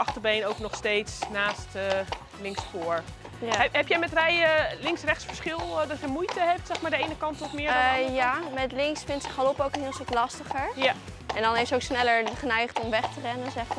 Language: Dutch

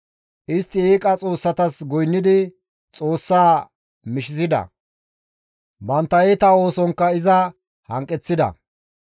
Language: Gamo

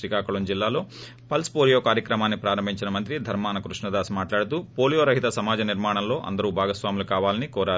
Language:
Telugu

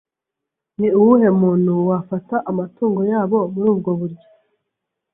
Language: Kinyarwanda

